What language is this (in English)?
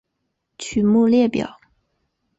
Chinese